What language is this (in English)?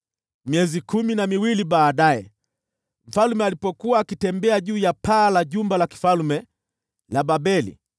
Swahili